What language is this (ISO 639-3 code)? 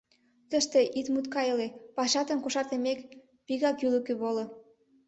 chm